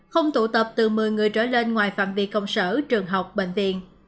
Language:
Vietnamese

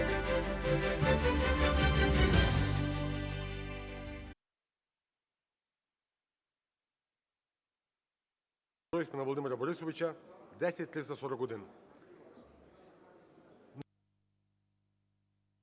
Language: Ukrainian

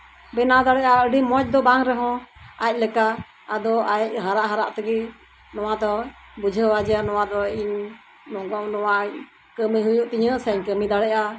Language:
Santali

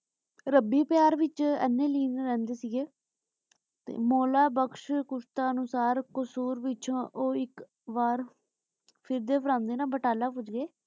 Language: Punjabi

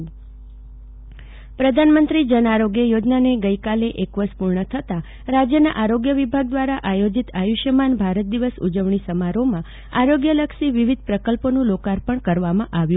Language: Gujarati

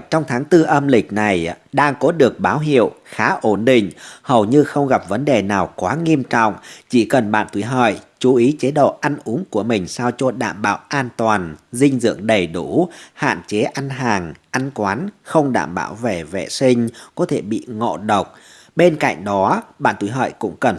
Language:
Vietnamese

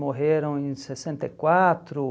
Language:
Portuguese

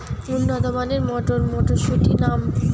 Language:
Bangla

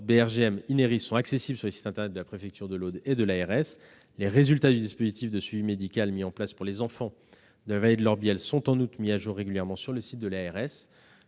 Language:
French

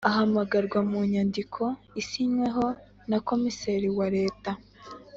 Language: Kinyarwanda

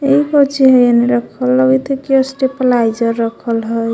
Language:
Magahi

